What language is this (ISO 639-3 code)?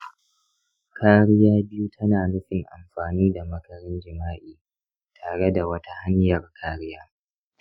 hau